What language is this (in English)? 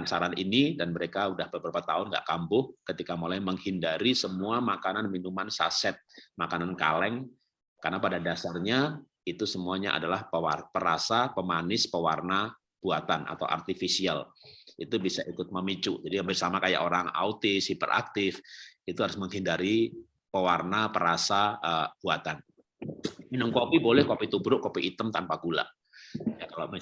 Indonesian